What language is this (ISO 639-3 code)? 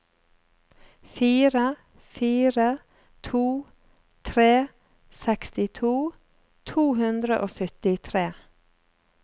nor